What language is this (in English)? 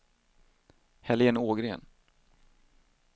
Swedish